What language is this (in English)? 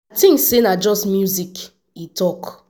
Nigerian Pidgin